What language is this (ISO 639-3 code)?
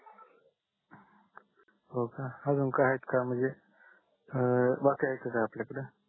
mar